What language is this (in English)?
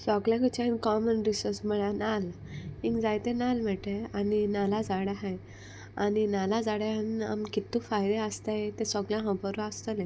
Konkani